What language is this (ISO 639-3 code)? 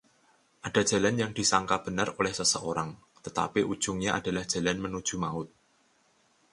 ind